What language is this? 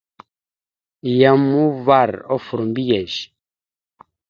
Mada (Cameroon)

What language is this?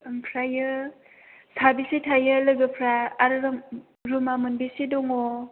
Bodo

